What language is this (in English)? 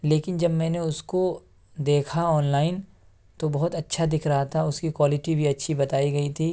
Urdu